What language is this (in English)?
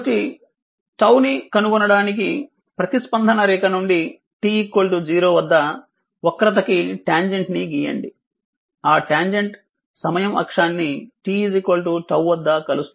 Telugu